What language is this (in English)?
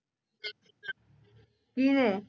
Punjabi